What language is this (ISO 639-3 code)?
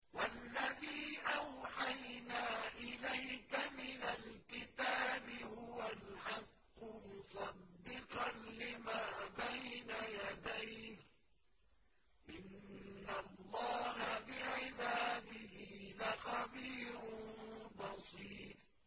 ara